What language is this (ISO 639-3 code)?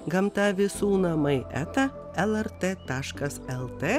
lit